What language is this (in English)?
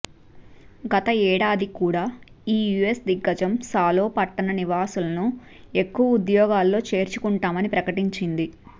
Telugu